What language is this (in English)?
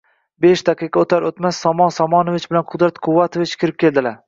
Uzbek